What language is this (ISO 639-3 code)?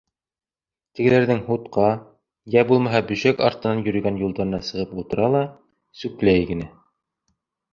bak